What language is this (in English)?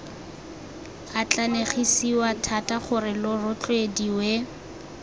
Tswana